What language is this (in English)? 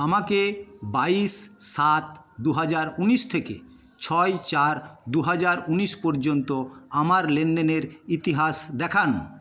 Bangla